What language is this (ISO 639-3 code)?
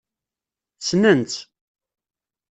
kab